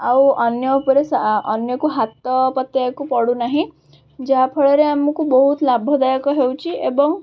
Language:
Odia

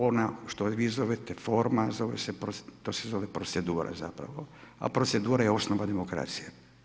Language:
Croatian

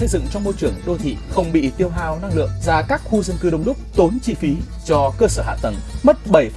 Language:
Vietnamese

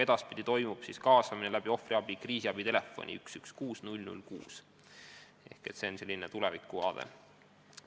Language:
Estonian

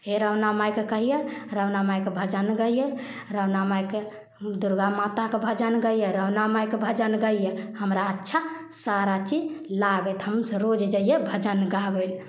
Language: Maithili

